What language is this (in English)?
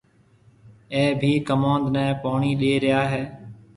Marwari (Pakistan)